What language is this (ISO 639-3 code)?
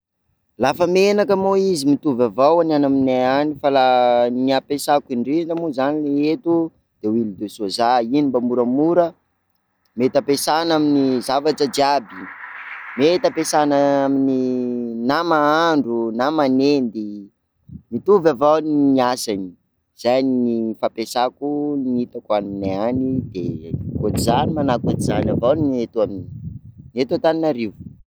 skg